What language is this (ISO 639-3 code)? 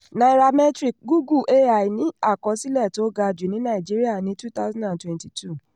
yor